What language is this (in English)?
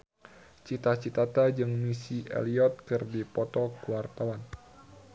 Sundanese